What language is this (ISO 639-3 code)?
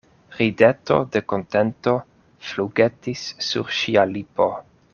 epo